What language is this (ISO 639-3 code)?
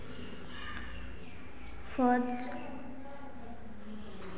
mag